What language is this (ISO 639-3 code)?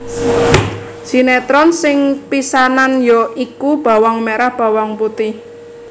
jav